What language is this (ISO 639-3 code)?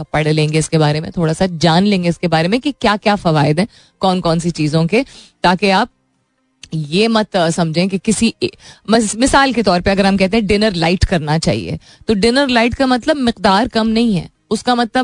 hin